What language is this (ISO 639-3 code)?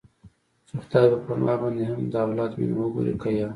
pus